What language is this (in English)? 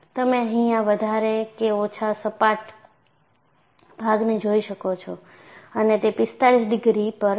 Gujarati